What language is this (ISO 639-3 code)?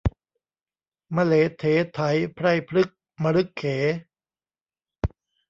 tha